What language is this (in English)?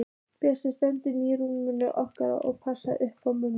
Icelandic